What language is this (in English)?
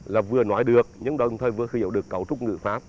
Vietnamese